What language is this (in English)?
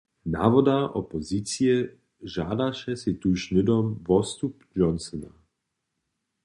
Upper Sorbian